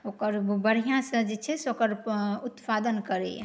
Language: Maithili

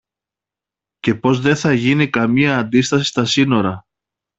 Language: Greek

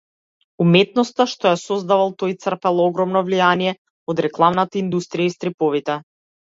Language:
Macedonian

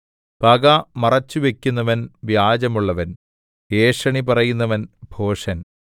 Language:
Malayalam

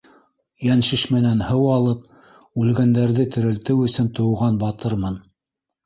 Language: Bashkir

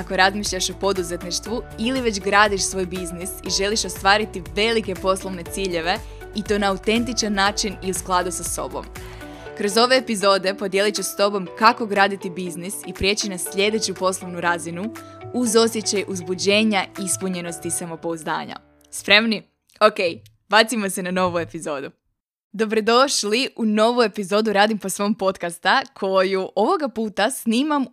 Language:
Croatian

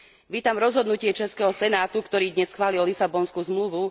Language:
Slovak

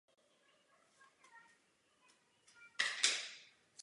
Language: Czech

